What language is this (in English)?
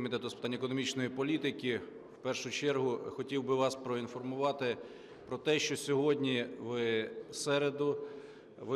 Ukrainian